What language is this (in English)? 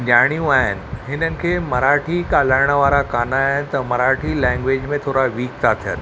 Sindhi